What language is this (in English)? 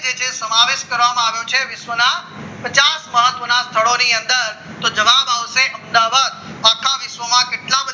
Gujarati